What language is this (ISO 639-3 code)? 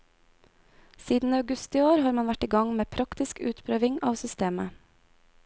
nor